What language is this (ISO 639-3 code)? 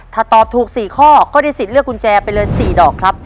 tha